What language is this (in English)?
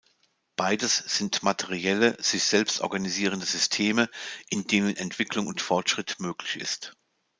German